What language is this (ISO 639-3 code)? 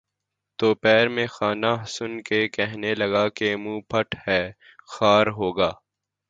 urd